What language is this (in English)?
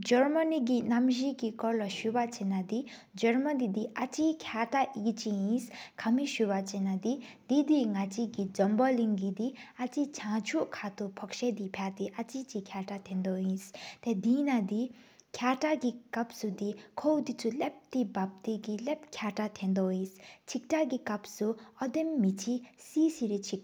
Sikkimese